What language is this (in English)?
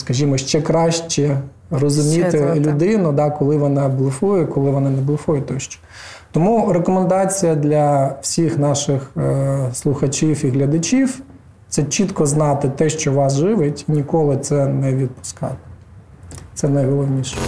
Ukrainian